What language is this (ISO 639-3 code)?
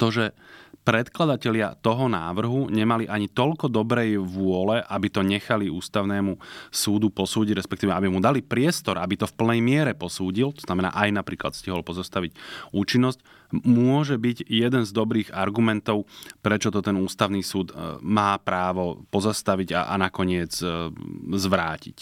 slk